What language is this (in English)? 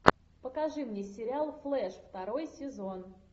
Russian